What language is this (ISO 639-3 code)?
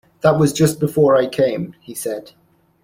eng